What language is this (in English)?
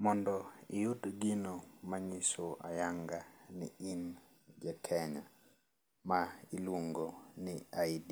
Luo (Kenya and Tanzania)